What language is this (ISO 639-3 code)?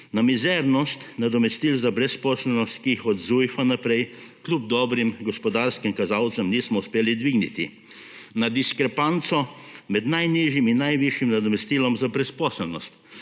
slv